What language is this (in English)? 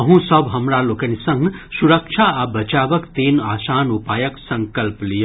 Maithili